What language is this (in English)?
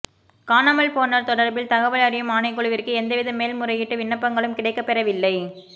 Tamil